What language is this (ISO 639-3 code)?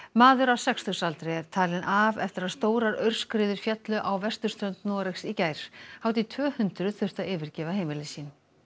isl